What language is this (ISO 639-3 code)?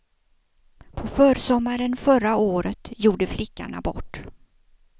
swe